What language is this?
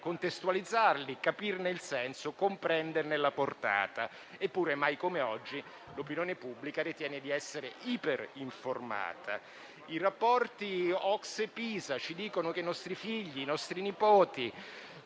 Italian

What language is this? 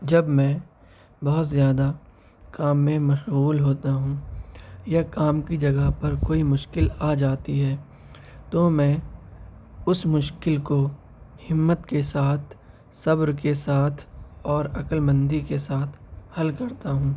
Urdu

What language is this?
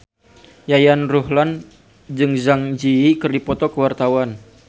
Sundanese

